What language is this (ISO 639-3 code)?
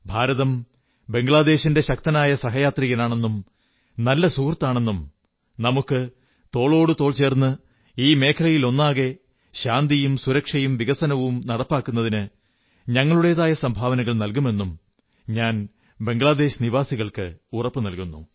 mal